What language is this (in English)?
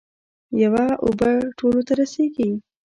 Pashto